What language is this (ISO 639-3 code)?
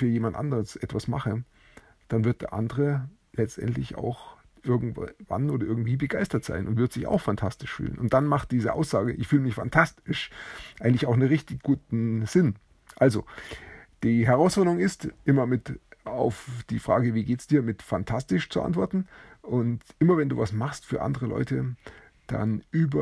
deu